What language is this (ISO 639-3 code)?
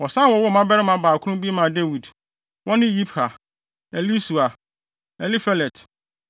aka